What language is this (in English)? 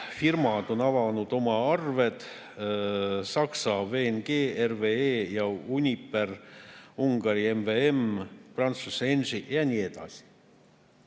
Estonian